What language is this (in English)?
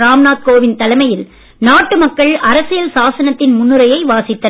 Tamil